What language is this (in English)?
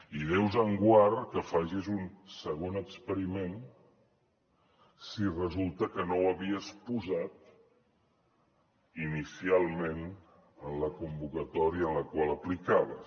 Catalan